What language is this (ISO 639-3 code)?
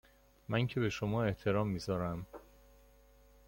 fas